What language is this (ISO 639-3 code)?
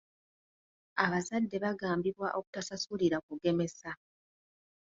lug